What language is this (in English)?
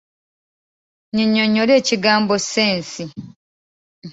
Ganda